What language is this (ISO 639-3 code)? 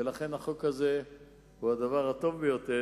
heb